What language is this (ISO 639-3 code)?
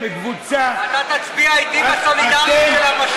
heb